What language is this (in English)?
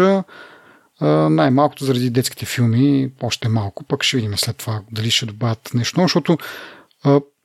Bulgarian